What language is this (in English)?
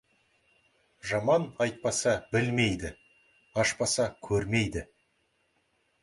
Kazakh